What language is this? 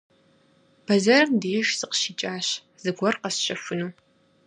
Kabardian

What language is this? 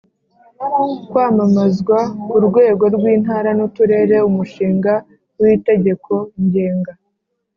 Kinyarwanda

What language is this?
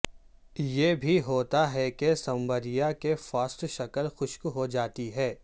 Urdu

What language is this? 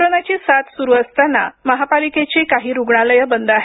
Marathi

